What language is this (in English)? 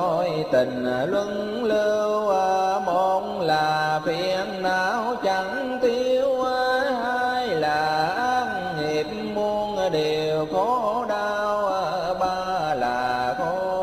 Vietnamese